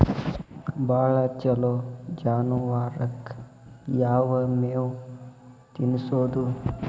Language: Kannada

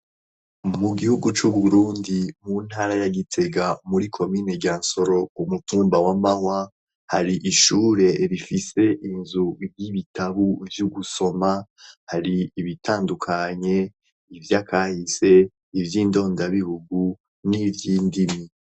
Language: Rundi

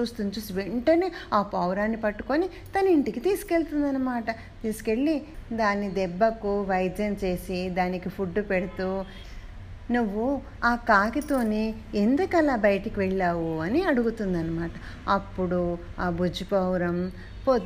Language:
Telugu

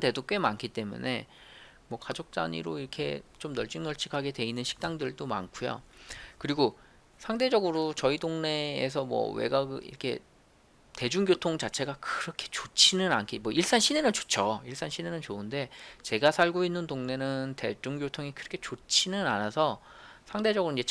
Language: Korean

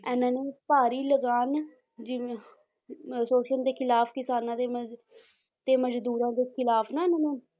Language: Punjabi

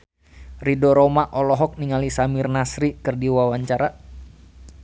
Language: Sundanese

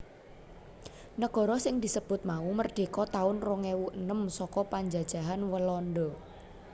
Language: Javanese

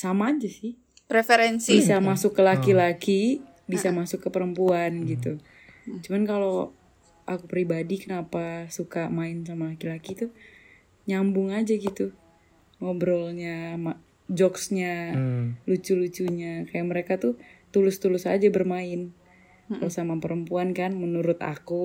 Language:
Indonesian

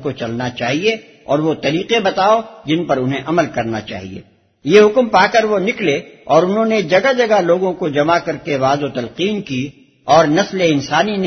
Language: Urdu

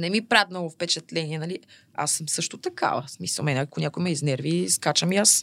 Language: Bulgarian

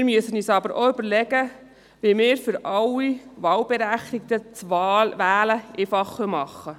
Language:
Swiss German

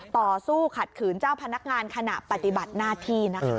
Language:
Thai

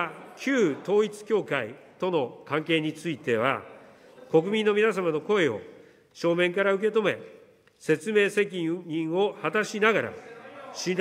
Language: Japanese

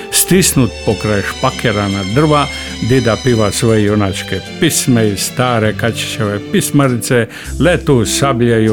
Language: Croatian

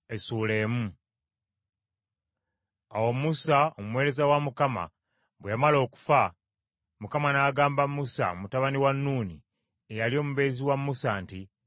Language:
Ganda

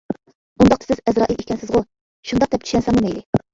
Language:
Uyghur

